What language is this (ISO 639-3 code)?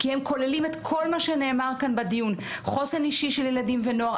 heb